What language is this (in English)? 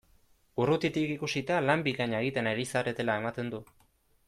Basque